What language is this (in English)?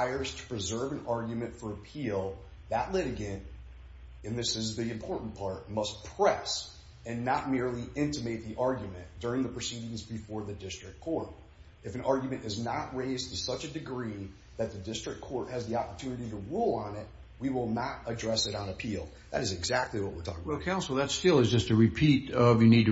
English